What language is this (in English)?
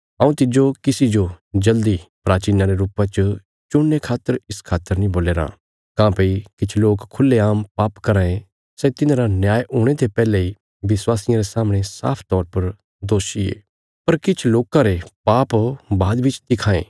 Bilaspuri